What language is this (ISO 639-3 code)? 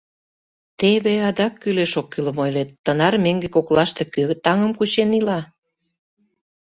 chm